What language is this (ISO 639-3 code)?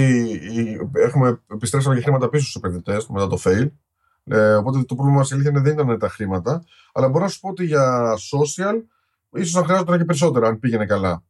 ell